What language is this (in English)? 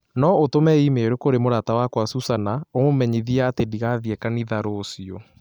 Kikuyu